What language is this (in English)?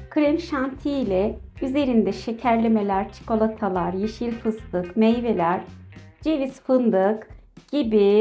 Turkish